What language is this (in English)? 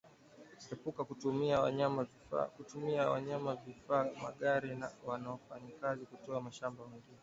Swahili